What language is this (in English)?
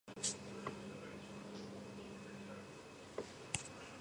Georgian